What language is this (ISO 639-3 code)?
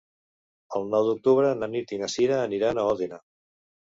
cat